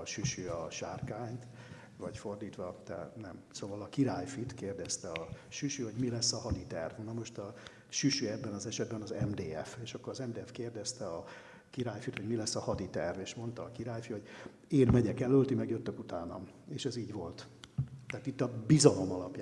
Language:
Hungarian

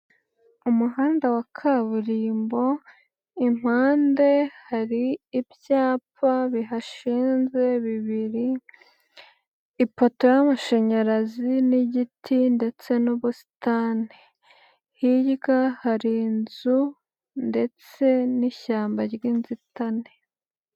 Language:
Kinyarwanda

